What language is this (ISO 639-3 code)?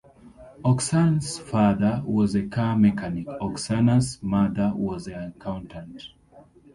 eng